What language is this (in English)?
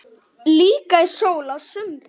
Icelandic